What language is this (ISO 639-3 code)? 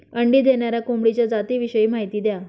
mar